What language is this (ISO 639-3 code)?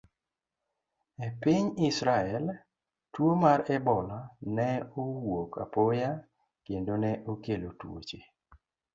luo